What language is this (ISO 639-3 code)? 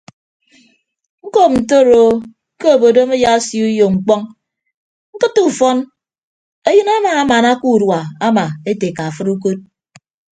ibb